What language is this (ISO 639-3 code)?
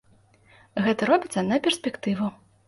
bel